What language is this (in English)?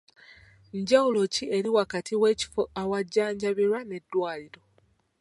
Ganda